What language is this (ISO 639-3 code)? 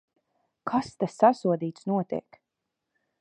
lav